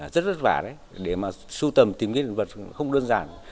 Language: Vietnamese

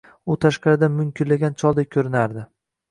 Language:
Uzbek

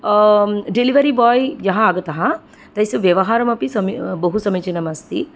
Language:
Sanskrit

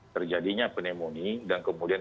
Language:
Indonesian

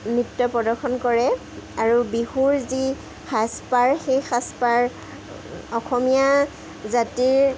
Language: Assamese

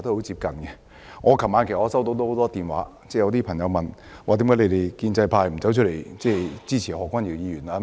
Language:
Cantonese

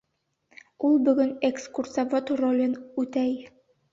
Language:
Bashkir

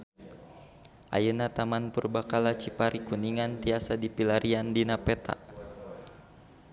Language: Sundanese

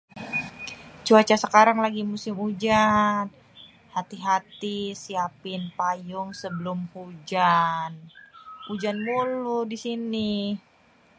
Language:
Betawi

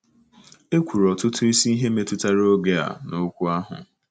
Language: Igbo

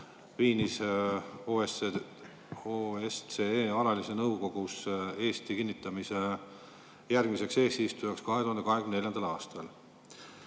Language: Estonian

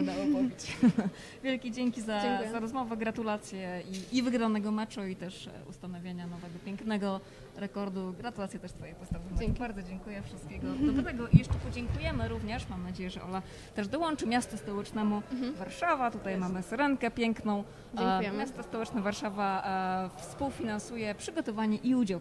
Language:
Polish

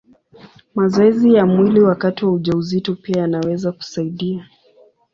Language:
Swahili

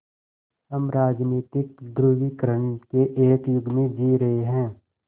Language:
Hindi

